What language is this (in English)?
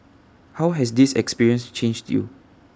English